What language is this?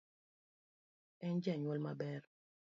Luo (Kenya and Tanzania)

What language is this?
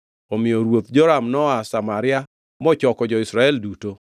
Luo (Kenya and Tanzania)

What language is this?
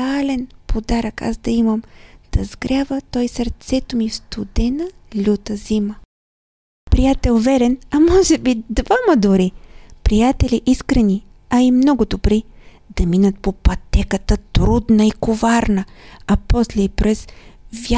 Bulgarian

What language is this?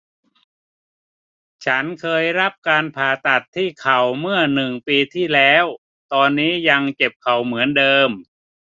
Thai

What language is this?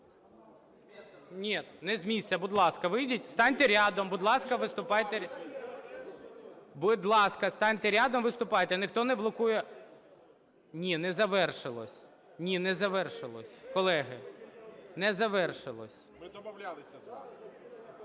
Ukrainian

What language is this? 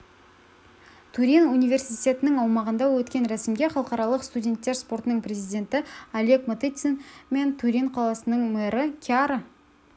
Kazakh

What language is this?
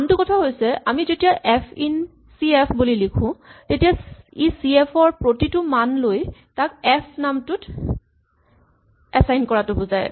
Assamese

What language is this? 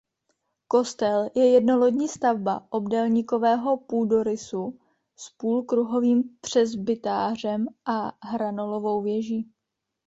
Czech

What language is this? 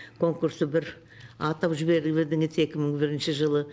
Kazakh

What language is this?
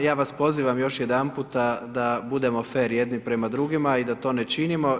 Croatian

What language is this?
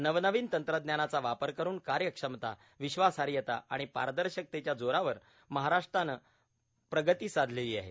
Marathi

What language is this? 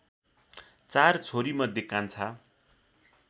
Nepali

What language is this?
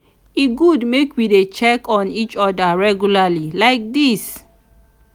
Nigerian Pidgin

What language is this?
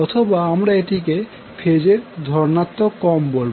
Bangla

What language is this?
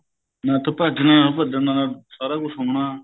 Punjabi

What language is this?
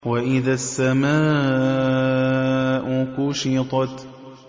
Arabic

